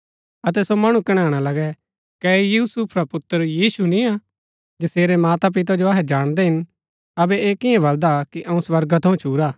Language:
Gaddi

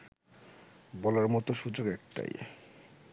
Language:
Bangla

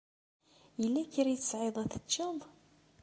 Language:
Kabyle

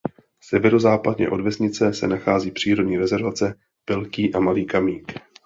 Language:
Czech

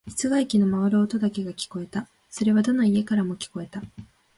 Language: Japanese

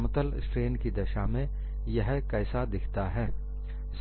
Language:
Hindi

